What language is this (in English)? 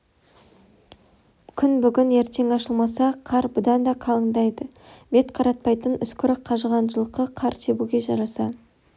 Kazakh